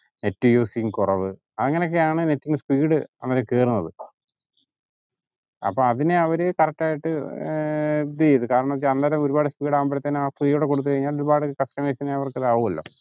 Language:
Malayalam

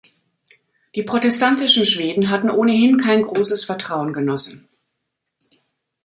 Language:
German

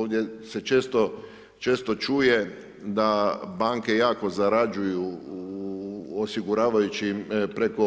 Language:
Croatian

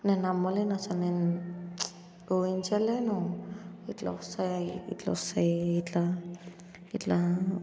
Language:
Telugu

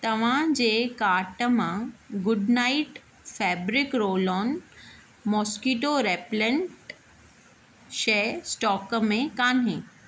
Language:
Sindhi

